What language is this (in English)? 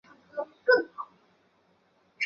Chinese